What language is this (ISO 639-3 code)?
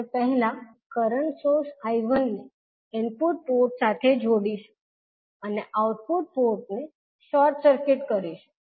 guj